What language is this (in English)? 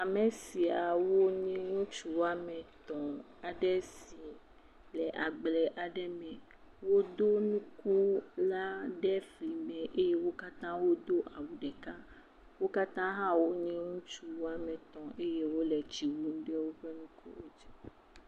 Ewe